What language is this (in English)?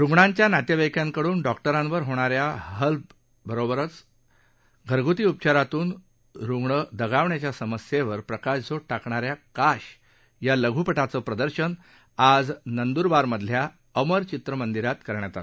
Marathi